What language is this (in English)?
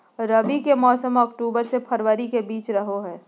Magahi